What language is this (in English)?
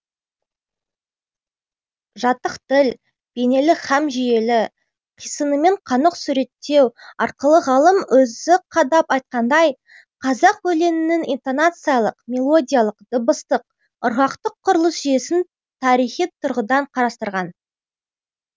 Kazakh